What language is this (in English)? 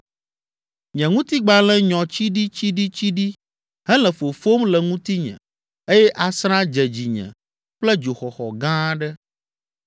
Ewe